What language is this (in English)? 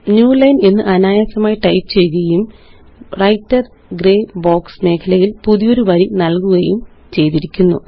Malayalam